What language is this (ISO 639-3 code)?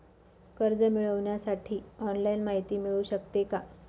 mar